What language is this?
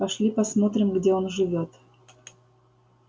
Russian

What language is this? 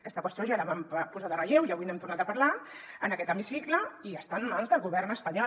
Catalan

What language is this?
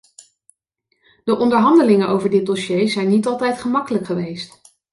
Dutch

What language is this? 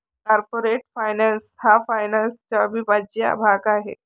Marathi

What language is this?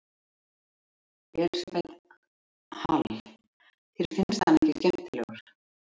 Icelandic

